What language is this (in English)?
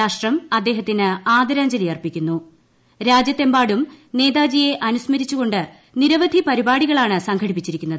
Malayalam